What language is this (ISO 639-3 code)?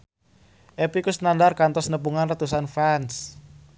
sun